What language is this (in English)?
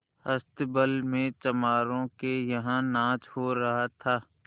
Hindi